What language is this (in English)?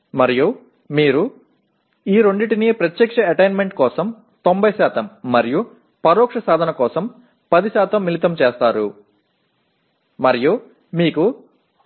Telugu